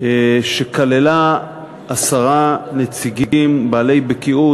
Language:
Hebrew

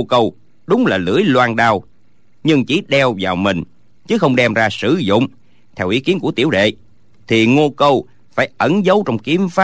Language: Vietnamese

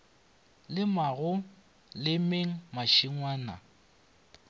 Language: Northern Sotho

